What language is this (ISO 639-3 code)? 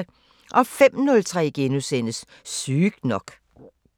dan